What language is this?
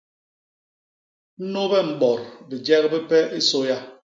Basaa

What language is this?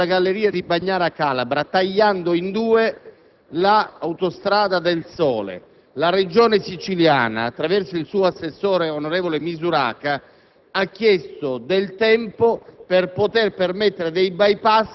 Italian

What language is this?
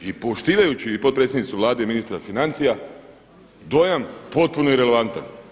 Croatian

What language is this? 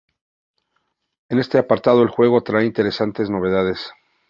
Spanish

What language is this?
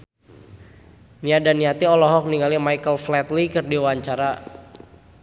Sundanese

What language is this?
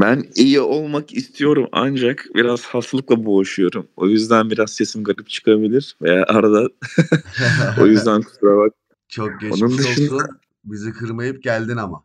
Turkish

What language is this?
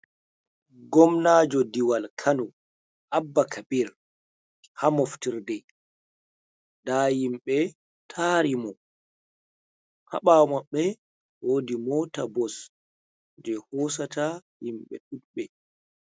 Fula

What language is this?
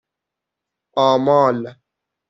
Persian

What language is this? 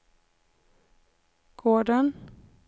Swedish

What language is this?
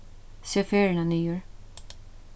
Faroese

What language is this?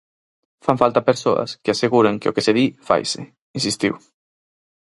Galician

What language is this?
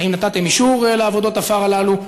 Hebrew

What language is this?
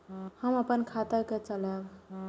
Maithili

